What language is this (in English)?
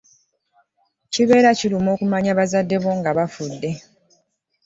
Ganda